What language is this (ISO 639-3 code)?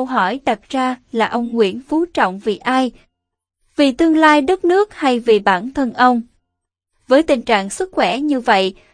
vie